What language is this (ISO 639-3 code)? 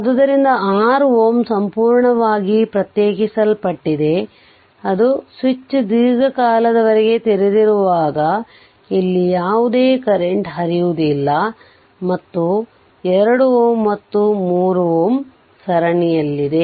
kan